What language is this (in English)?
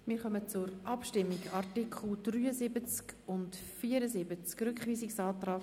Swiss German